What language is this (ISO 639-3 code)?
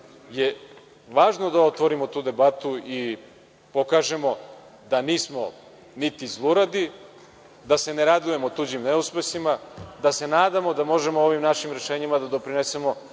srp